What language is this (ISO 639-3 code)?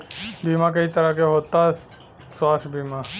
bho